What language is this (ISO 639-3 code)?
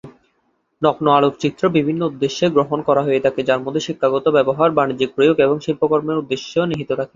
ben